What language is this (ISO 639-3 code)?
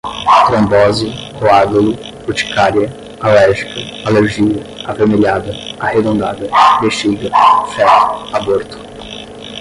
por